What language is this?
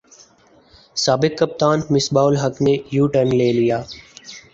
Urdu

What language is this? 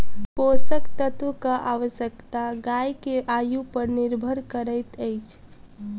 Maithili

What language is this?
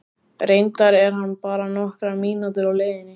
Icelandic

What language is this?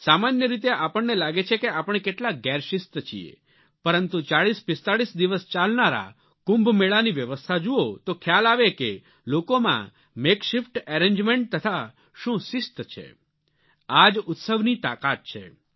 Gujarati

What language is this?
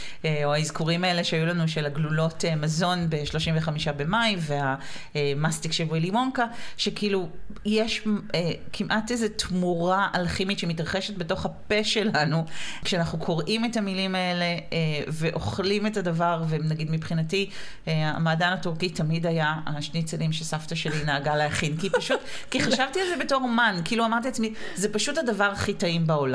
Hebrew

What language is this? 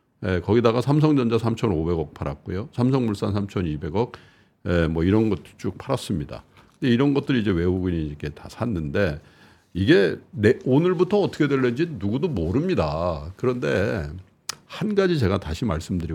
Korean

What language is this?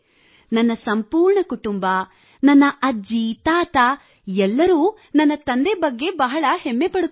Kannada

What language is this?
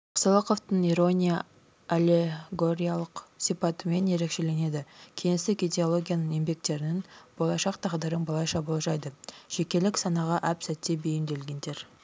Kazakh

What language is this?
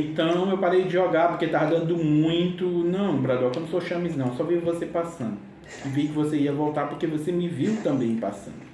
Portuguese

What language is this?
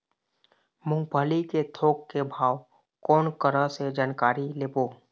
Chhattisgarhi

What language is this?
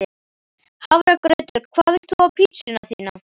Icelandic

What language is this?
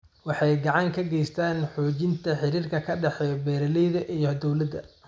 Somali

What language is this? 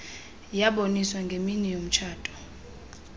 Xhosa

